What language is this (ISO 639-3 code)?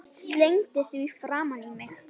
isl